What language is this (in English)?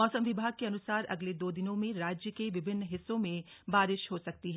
Hindi